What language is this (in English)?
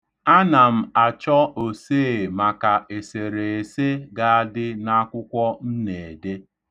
Igbo